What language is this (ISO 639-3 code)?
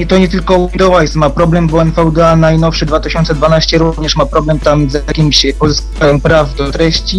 pol